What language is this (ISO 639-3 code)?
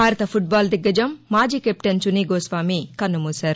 tel